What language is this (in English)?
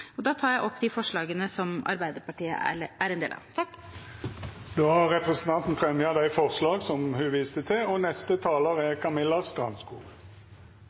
Norwegian